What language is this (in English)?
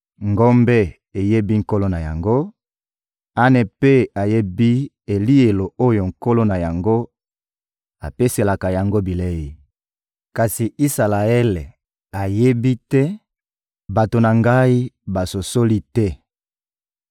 Lingala